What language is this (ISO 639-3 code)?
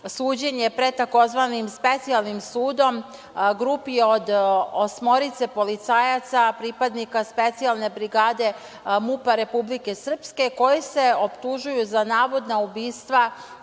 srp